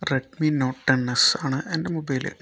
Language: Malayalam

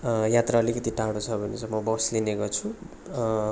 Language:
Nepali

